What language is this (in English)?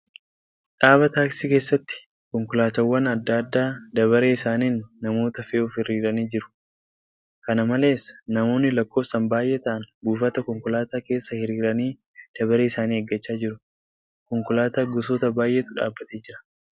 Oromo